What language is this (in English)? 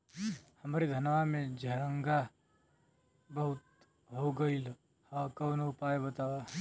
Bhojpuri